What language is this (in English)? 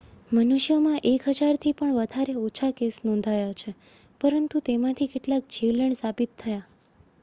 Gujarati